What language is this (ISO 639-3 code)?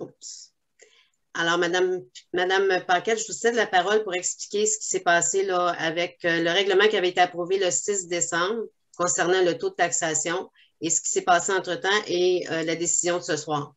fra